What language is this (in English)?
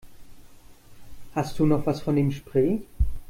German